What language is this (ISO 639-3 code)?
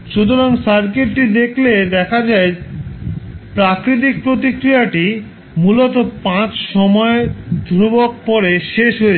ben